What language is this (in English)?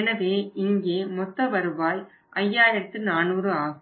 Tamil